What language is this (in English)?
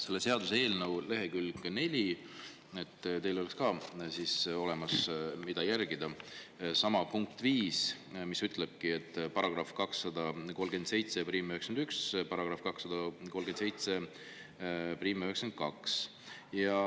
Estonian